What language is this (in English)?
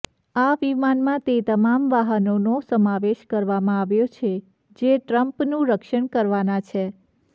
Gujarati